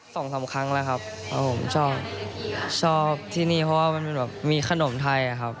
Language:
Thai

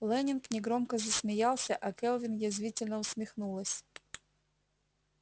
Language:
Russian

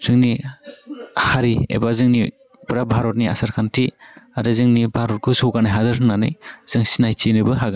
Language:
Bodo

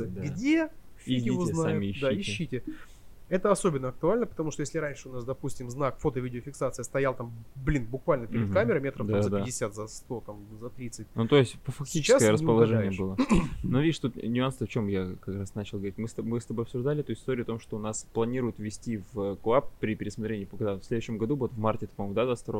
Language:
Russian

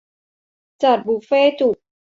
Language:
Thai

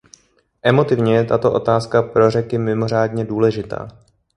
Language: Czech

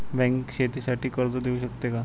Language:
Marathi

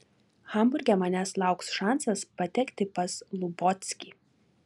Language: Lithuanian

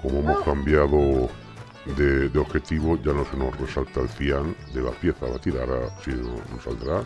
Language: Spanish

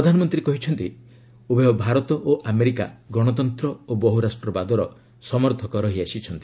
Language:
Odia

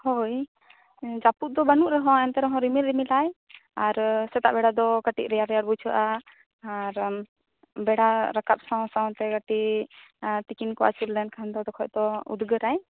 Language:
Santali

